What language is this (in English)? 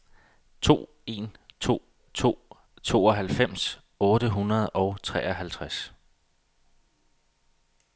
Danish